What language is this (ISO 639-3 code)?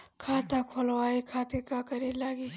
bho